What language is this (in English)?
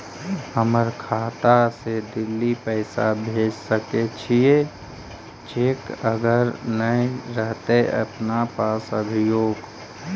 Magahi